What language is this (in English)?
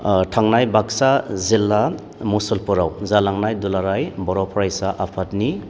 Bodo